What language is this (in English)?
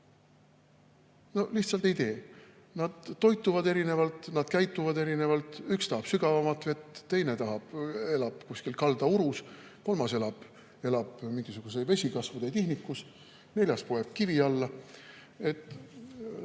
Estonian